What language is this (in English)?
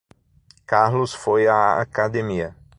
Portuguese